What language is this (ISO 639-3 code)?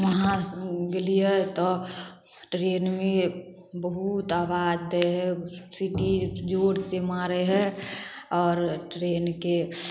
mai